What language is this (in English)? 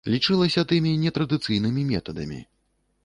Belarusian